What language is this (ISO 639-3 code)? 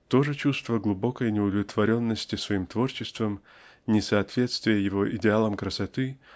rus